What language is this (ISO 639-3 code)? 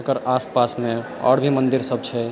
mai